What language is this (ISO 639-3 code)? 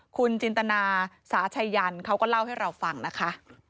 tha